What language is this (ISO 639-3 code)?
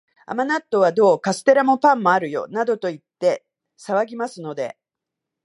jpn